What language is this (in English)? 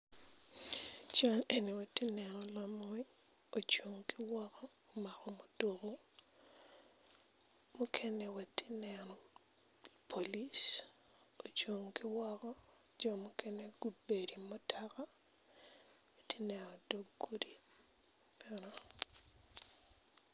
Acoli